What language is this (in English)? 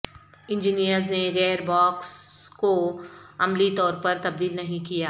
Urdu